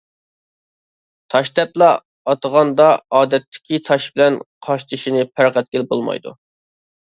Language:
Uyghur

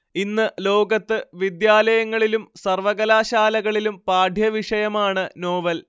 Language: Malayalam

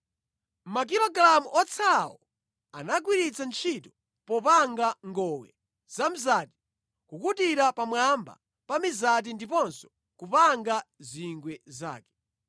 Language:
Nyanja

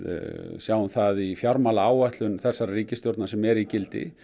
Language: Icelandic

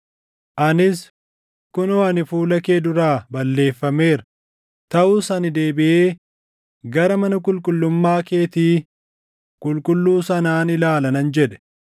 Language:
Oromo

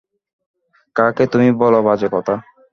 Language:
Bangla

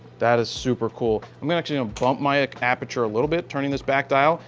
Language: English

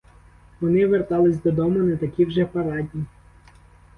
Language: Ukrainian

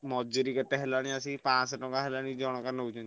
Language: Odia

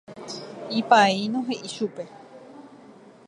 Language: Guarani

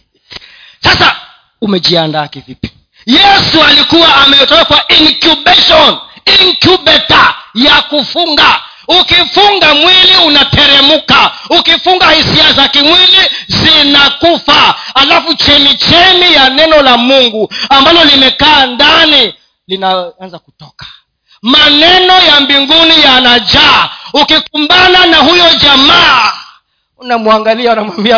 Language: Swahili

